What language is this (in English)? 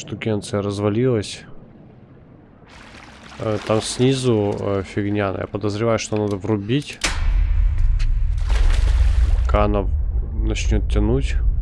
Russian